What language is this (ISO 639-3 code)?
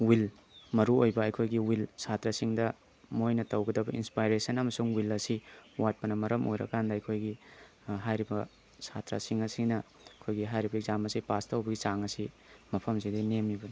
mni